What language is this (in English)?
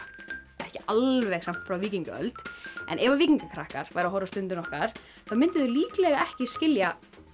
Icelandic